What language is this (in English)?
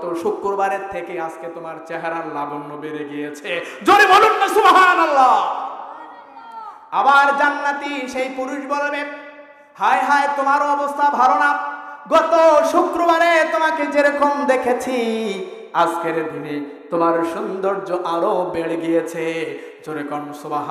Hindi